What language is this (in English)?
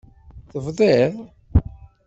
Kabyle